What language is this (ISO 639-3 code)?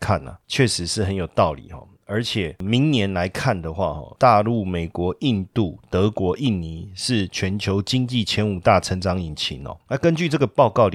zho